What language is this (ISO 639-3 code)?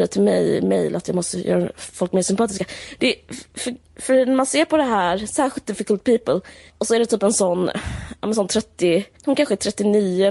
swe